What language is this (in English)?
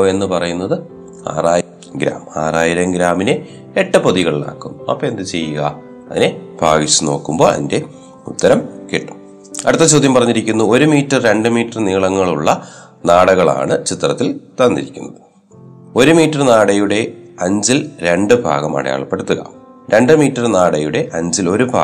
Malayalam